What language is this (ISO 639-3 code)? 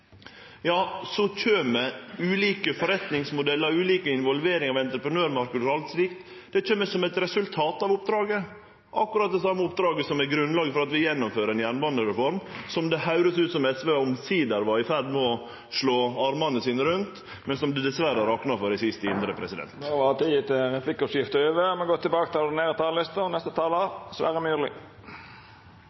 nno